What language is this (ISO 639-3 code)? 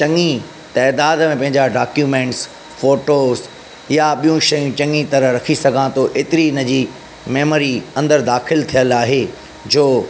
snd